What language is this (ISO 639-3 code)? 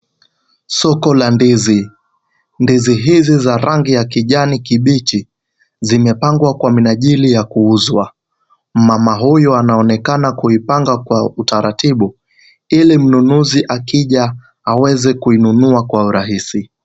swa